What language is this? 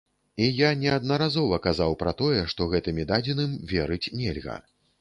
Belarusian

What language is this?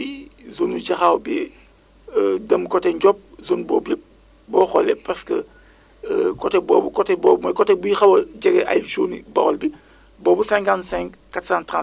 Wolof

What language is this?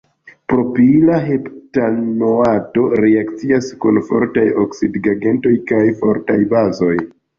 Esperanto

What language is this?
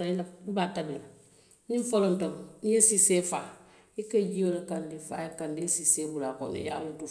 Western Maninkakan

